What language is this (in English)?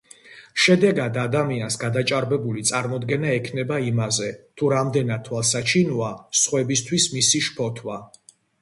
Georgian